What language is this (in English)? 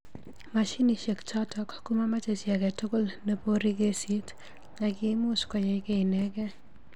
Kalenjin